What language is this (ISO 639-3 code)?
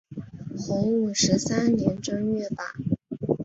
zho